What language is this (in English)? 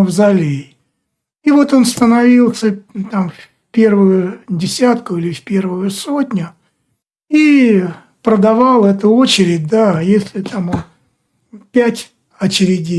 Russian